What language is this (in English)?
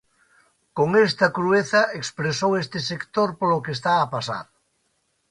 Galician